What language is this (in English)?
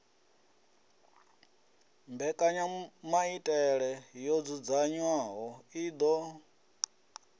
Venda